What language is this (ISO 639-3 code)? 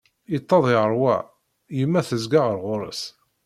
kab